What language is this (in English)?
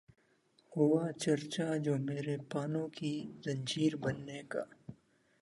Urdu